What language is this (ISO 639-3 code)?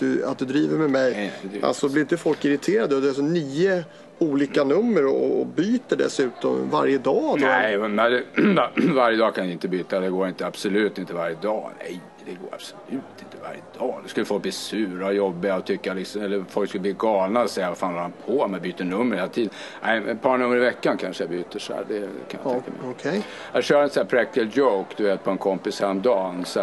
swe